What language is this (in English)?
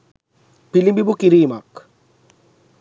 Sinhala